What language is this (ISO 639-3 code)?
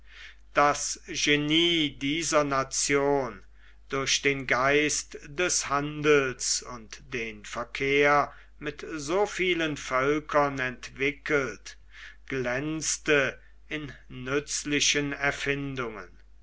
deu